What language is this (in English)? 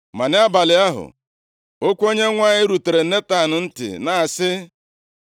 Igbo